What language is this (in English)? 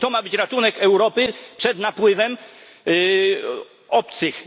Polish